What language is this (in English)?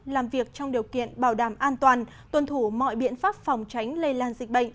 Vietnamese